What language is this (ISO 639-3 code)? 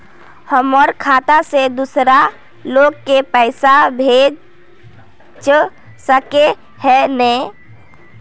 mag